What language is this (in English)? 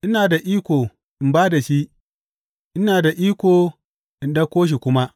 Hausa